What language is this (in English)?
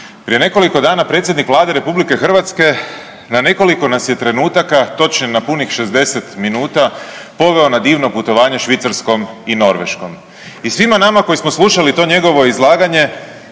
Croatian